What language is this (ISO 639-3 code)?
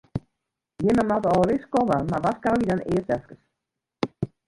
fry